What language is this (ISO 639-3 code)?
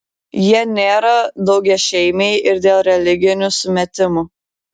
lit